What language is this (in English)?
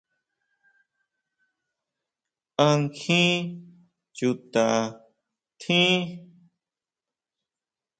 Huautla Mazatec